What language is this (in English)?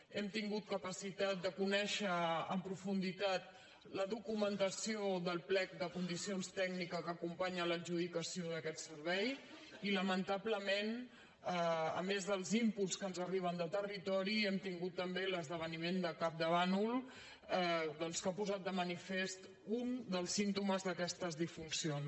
Catalan